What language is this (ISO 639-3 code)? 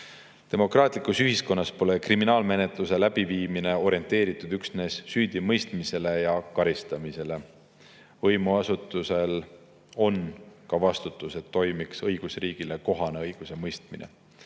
est